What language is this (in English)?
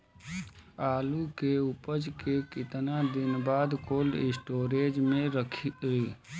Bhojpuri